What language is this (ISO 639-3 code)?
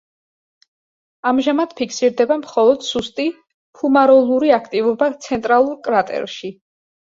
kat